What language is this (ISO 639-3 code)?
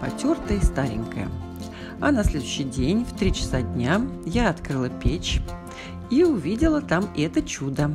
rus